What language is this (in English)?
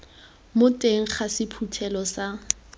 Tswana